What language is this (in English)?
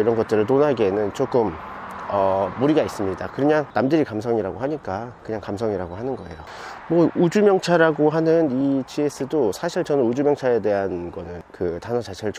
Korean